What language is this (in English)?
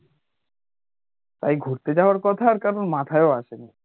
Bangla